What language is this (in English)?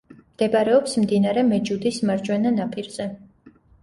Georgian